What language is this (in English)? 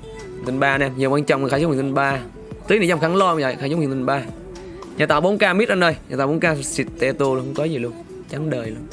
Vietnamese